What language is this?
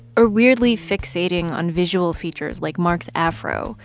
English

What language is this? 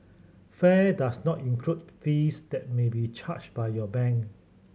English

